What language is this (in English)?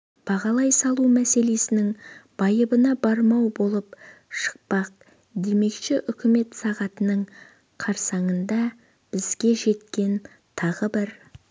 Kazakh